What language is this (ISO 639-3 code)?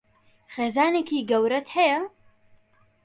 ckb